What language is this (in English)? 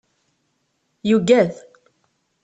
Kabyle